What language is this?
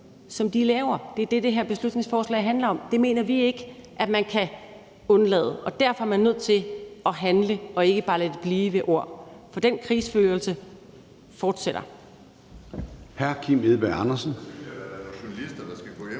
Danish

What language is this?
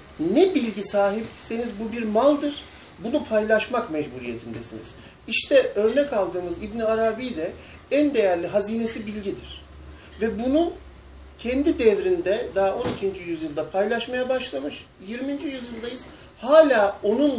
Turkish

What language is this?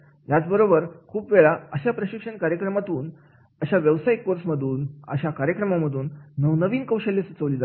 Marathi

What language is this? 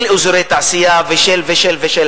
Hebrew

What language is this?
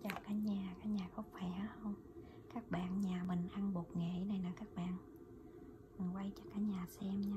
Vietnamese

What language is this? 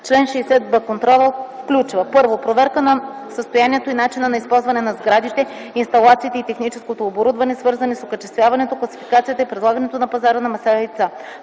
Bulgarian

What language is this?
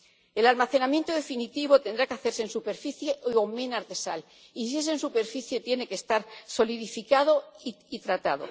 Spanish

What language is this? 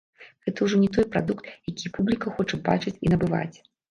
Belarusian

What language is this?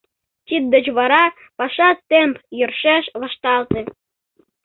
Mari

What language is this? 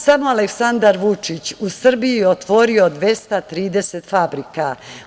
Serbian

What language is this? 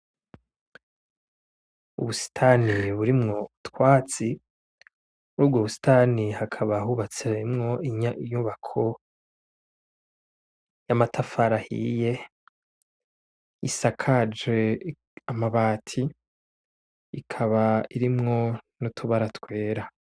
Rundi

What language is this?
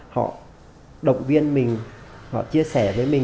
Vietnamese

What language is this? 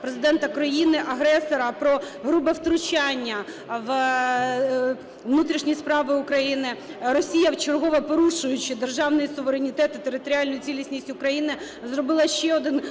Ukrainian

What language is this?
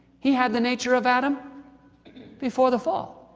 English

